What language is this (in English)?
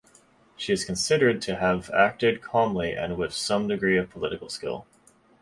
English